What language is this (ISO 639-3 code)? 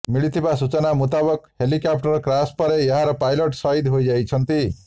ori